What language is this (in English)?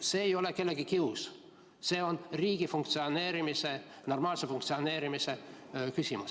Estonian